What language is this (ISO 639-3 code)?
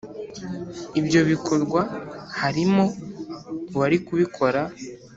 kin